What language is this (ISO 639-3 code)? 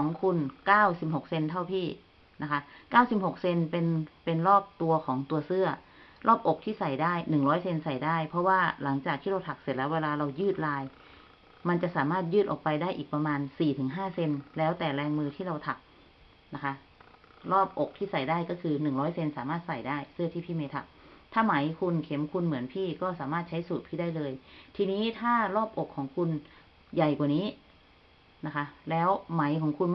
tha